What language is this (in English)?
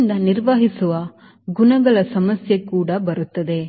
Kannada